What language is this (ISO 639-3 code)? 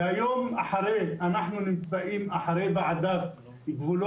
heb